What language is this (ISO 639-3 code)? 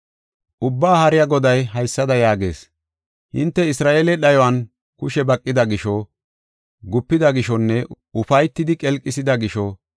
gof